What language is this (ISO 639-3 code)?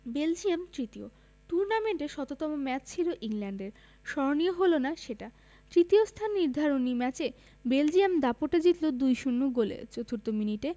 ben